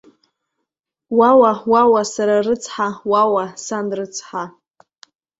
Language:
Abkhazian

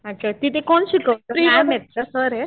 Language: Marathi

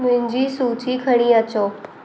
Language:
Sindhi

